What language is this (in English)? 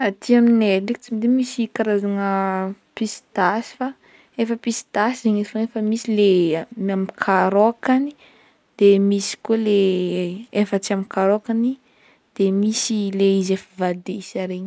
Northern Betsimisaraka Malagasy